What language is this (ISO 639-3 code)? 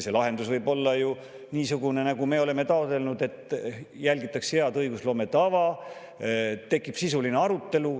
est